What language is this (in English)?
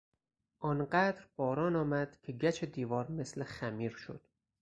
Persian